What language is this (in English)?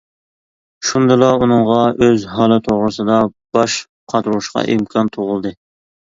Uyghur